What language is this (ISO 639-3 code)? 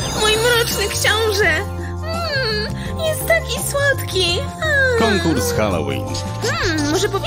pol